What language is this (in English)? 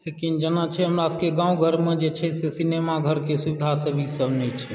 Maithili